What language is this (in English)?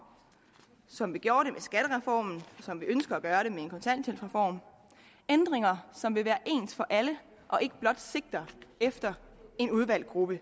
Danish